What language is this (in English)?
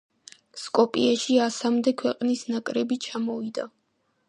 Georgian